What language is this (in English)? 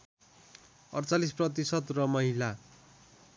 Nepali